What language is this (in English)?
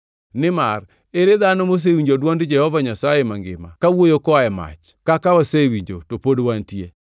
Luo (Kenya and Tanzania)